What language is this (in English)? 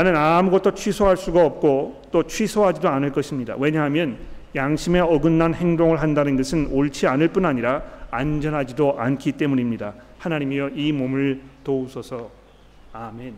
Korean